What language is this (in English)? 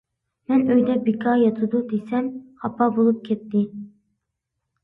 Uyghur